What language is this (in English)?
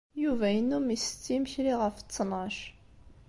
Kabyle